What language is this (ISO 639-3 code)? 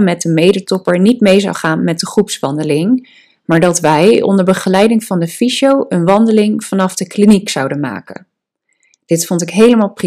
nld